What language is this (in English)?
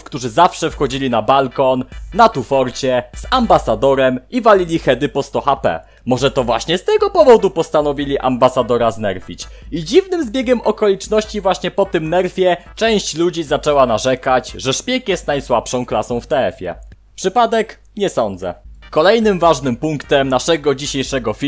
Polish